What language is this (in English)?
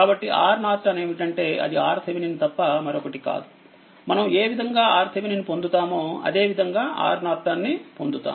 Telugu